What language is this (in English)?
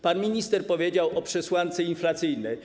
Polish